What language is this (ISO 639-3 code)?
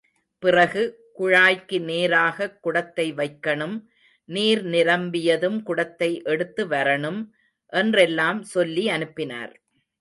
tam